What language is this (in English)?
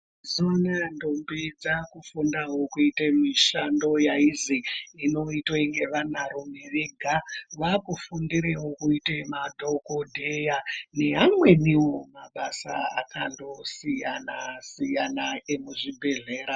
Ndau